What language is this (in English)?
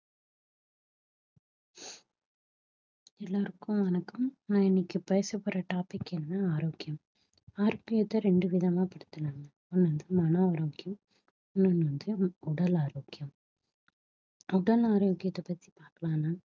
Tamil